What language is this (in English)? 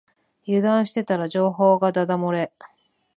Japanese